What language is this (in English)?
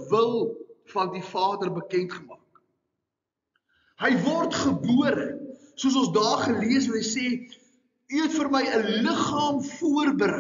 Dutch